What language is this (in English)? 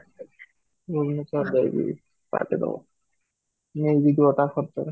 Odia